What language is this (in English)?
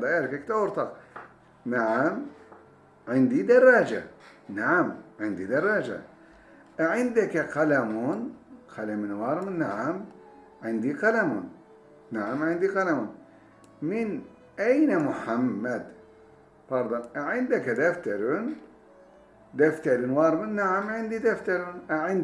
Turkish